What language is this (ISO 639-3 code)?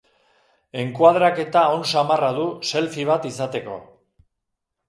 eus